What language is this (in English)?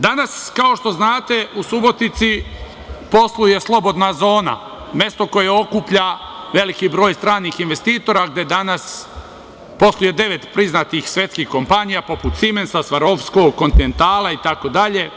Serbian